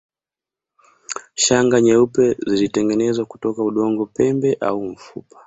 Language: Swahili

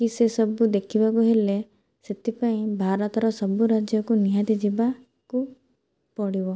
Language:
Odia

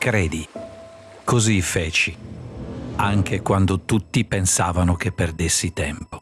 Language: Italian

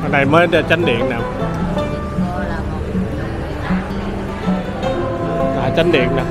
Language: Vietnamese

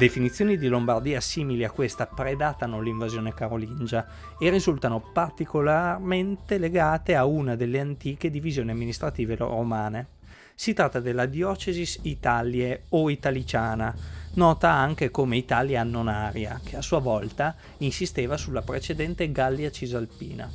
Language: Italian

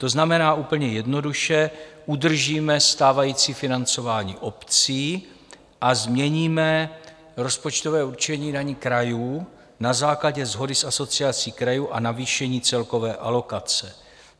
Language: Czech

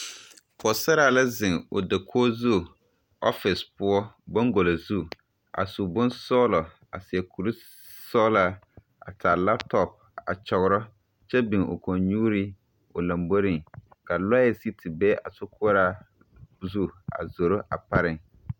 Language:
Southern Dagaare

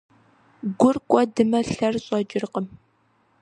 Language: Kabardian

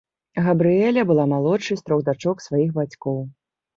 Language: Belarusian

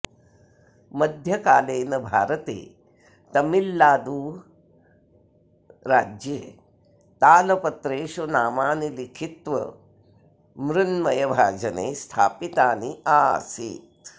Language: Sanskrit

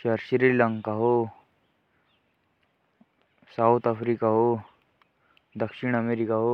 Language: Jaunsari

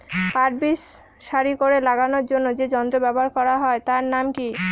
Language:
Bangla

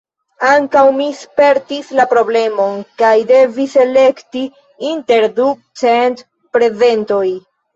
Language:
Esperanto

